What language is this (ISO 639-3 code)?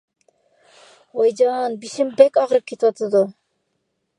uig